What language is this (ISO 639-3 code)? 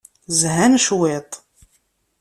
kab